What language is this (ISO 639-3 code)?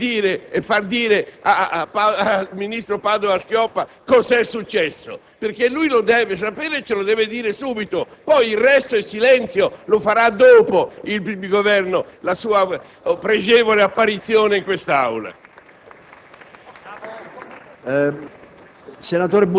ita